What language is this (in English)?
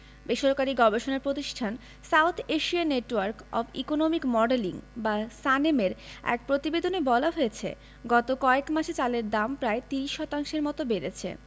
Bangla